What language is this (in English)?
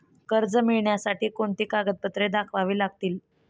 Marathi